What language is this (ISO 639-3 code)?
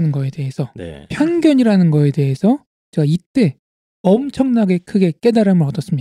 kor